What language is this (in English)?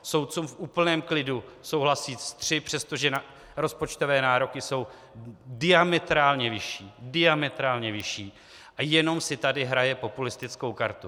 Czech